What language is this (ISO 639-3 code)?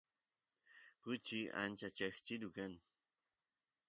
qus